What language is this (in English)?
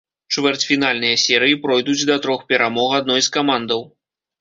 Belarusian